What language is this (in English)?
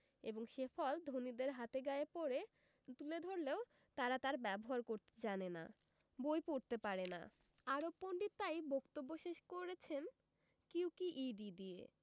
Bangla